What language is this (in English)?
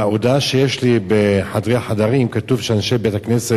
Hebrew